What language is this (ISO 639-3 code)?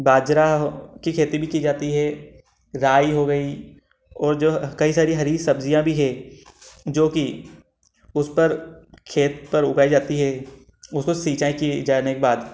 hin